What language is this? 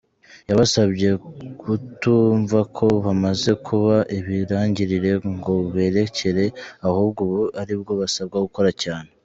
Kinyarwanda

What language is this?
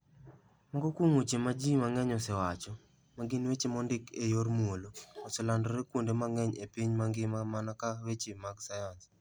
Luo (Kenya and Tanzania)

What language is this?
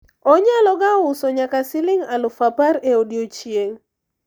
Luo (Kenya and Tanzania)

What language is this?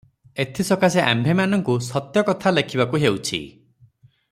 Odia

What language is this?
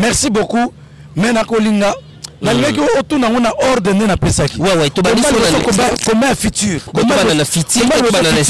French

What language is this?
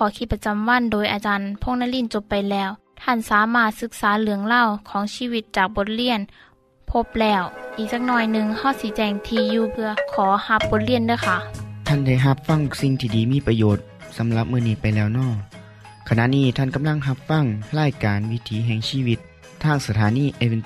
Thai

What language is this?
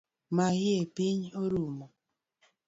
Luo (Kenya and Tanzania)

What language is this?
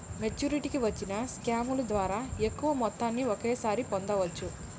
Telugu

